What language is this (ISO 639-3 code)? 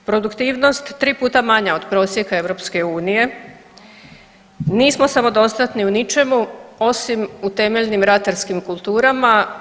hrv